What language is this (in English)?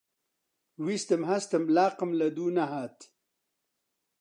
Central Kurdish